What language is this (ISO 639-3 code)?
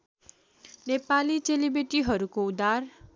nep